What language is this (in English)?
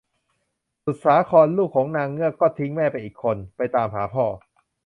Thai